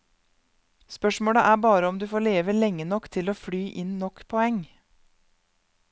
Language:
Norwegian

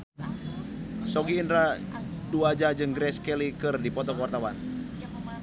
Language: Sundanese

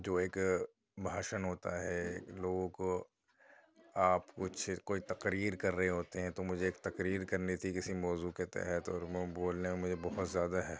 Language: Urdu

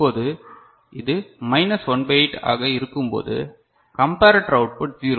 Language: Tamil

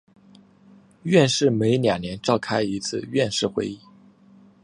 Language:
Chinese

